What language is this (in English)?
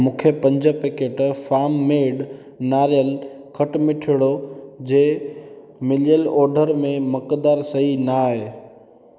Sindhi